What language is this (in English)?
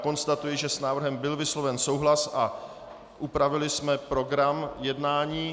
Czech